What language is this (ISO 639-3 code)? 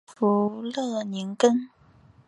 zho